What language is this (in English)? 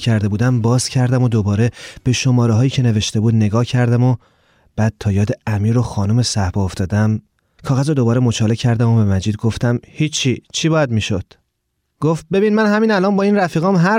Persian